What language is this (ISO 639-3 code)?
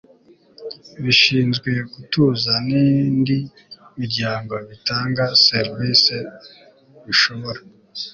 kin